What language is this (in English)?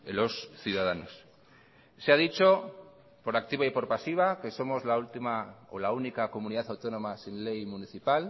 Spanish